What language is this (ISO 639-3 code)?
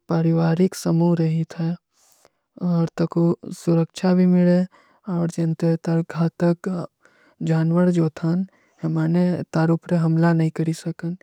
uki